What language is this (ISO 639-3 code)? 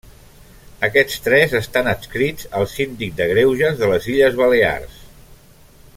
cat